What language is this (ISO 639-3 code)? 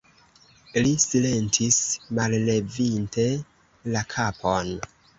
epo